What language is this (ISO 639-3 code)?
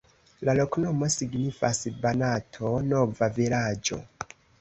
epo